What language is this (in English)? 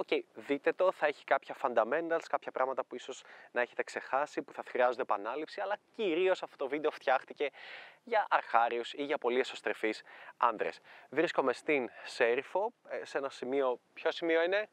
Greek